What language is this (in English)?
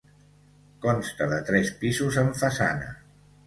Catalan